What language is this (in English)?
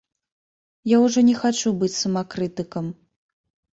Belarusian